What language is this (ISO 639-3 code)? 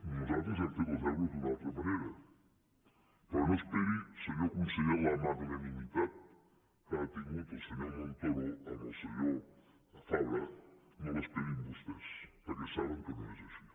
cat